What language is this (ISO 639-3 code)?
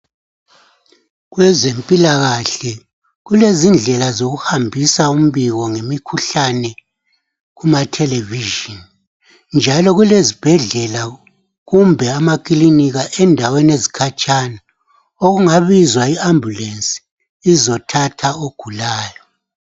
nde